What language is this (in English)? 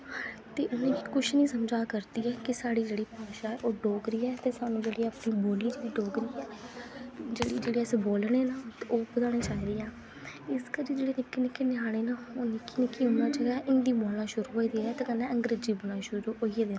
Dogri